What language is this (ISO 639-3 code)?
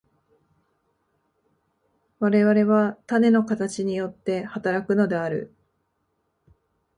jpn